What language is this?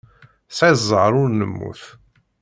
Kabyle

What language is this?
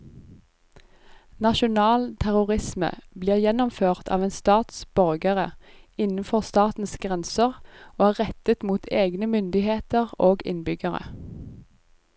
Norwegian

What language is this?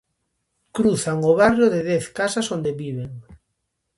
Galician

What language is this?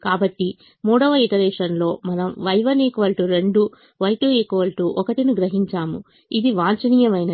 Telugu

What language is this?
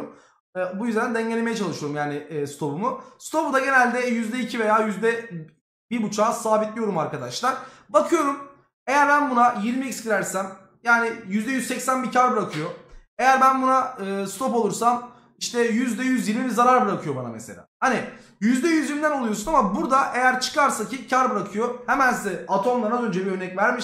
Turkish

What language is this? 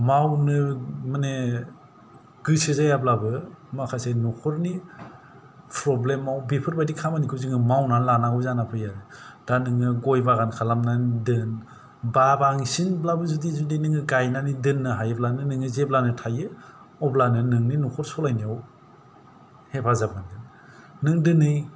Bodo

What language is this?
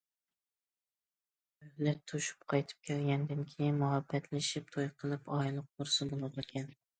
Uyghur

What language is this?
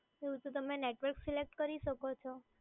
Gujarati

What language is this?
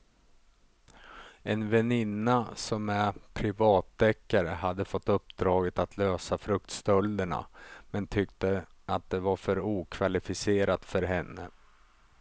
Swedish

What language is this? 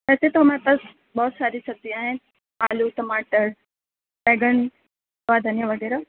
Urdu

